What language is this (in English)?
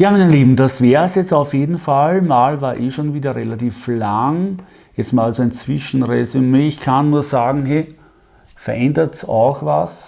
German